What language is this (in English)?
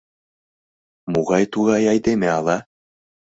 Mari